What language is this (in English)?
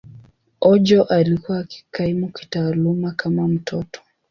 Swahili